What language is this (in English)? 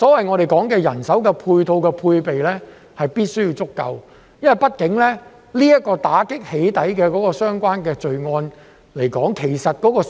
Cantonese